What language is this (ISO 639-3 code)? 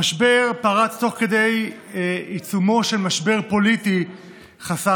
heb